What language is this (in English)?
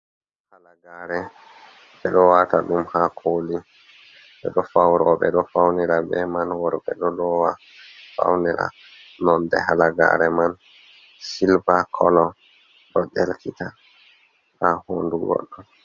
Fula